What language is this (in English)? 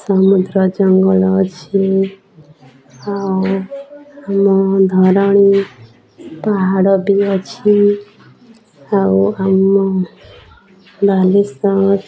Odia